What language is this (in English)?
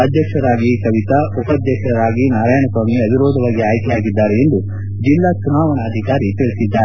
Kannada